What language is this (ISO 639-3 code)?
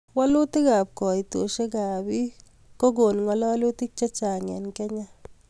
kln